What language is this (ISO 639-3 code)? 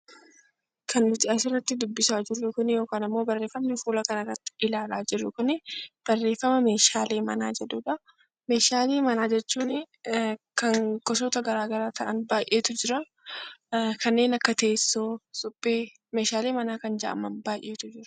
orm